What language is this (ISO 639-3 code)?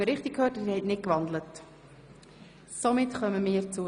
gsw